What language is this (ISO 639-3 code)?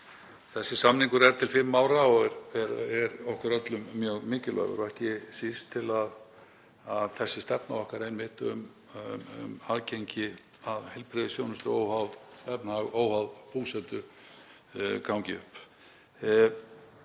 isl